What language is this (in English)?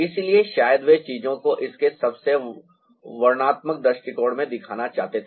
Hindi